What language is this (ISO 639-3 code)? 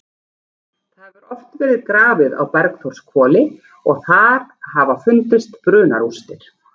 isl